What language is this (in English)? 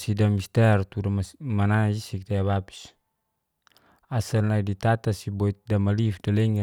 Geser-Gorom